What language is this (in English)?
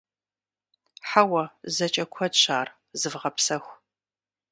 Kabardian